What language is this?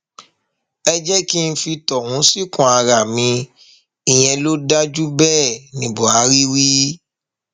Yoruba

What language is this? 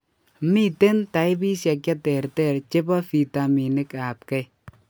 Kalenjin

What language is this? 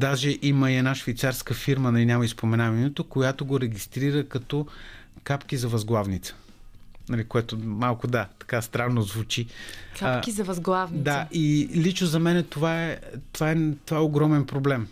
Bulgarian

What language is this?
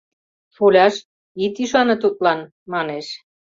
Mari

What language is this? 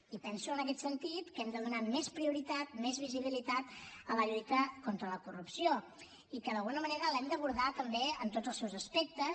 Catalan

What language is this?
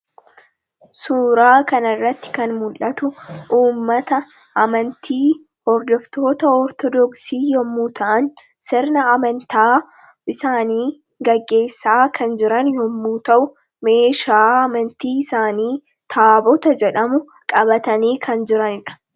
Oromo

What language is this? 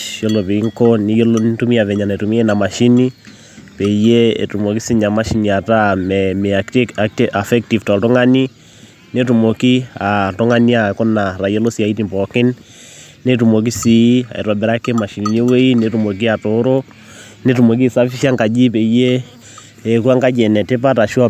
Masai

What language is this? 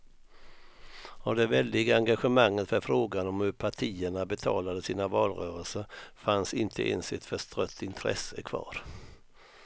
Swedish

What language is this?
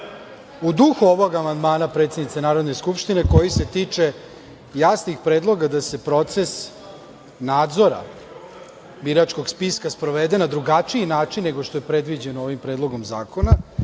Serbian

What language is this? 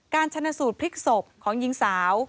Thai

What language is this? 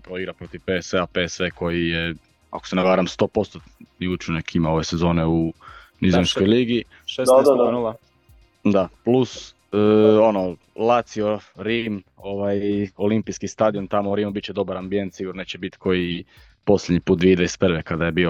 Croatian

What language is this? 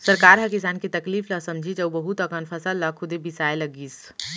Chhattisgarhi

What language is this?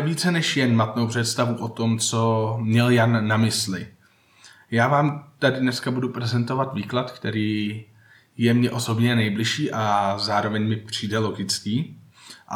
Czech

